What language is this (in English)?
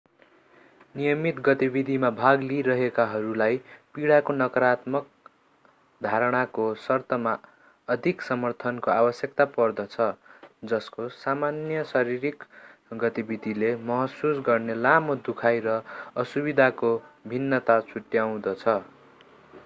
Nepali